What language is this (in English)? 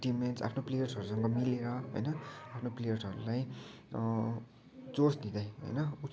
Nepali